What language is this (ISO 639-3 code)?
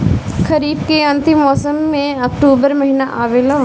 bho